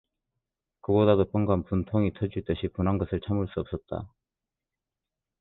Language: Korean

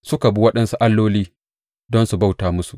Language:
Hausa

